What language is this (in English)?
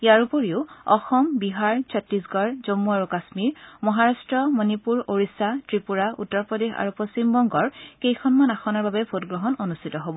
Assamese